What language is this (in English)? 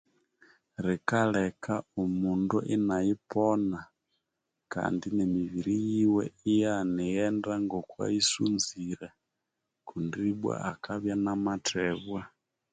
Konzo